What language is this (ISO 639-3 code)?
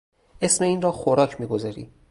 fas